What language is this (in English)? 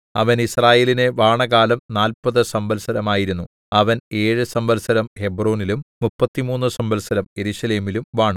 Malayalam